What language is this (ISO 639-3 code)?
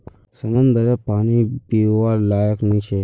mag